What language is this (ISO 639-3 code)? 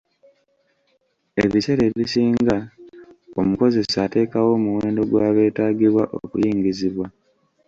lug